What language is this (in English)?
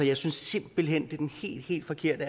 Danish